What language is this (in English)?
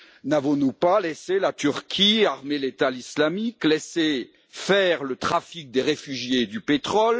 French